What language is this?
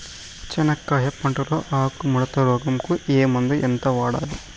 Telugu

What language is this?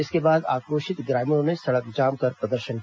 Hindi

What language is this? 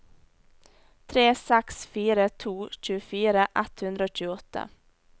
Norwegian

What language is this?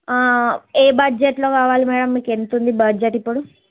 Telugu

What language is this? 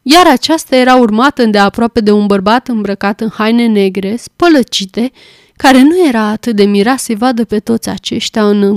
Romanian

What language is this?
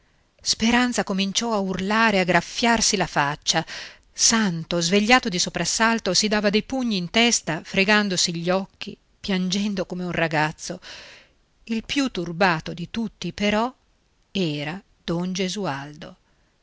Italian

